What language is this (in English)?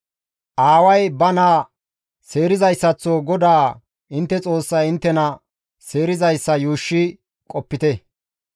Gamo